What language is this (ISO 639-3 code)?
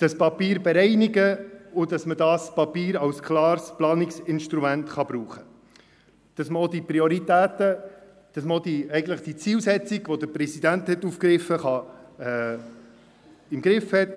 gsw